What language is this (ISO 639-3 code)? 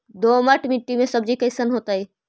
mag